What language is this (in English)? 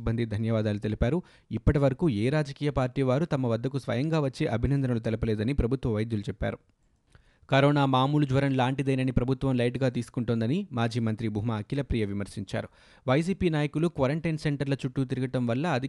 Telugu